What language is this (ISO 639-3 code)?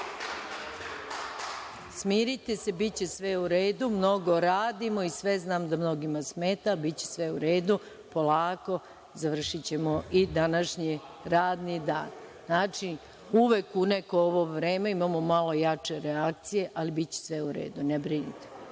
srp